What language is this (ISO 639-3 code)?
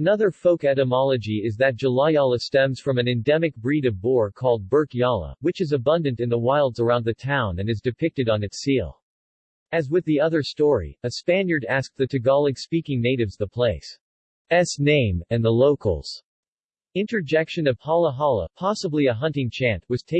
eng